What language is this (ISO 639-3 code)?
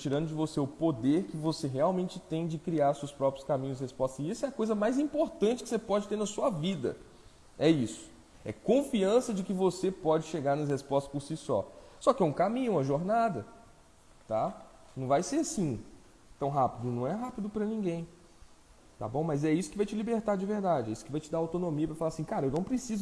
por